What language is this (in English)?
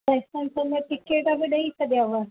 Sindhi